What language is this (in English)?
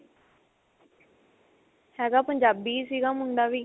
Punjabi